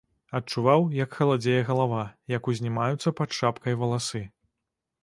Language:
Belarusian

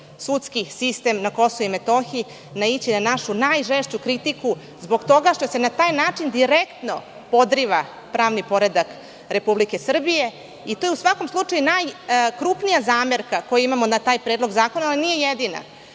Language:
Serbian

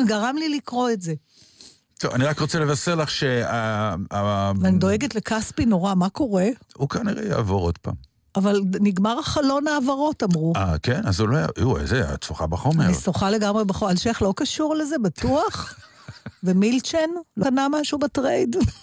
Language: Hebrew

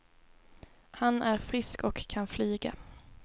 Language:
Swedish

